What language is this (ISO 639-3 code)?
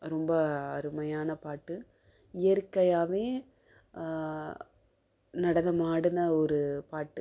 tam